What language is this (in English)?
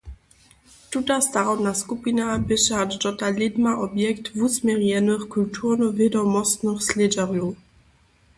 Upper Sorbian